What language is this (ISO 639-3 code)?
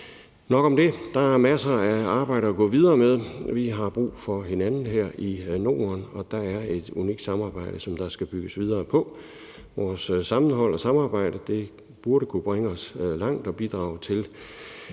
dan